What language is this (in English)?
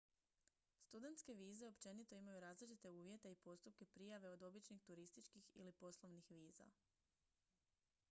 Croatian